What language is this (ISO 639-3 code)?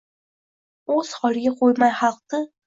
uzb